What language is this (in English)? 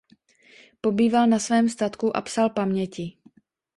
Czech